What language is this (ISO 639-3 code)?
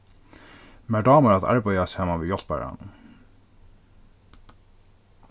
fao